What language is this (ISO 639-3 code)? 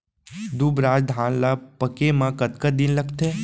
hne